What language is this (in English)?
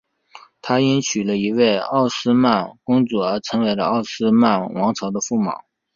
Chinese